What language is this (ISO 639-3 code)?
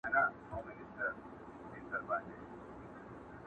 pus